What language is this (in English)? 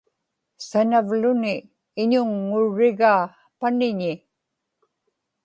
Inupiaq